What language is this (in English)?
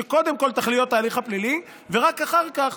Hebrew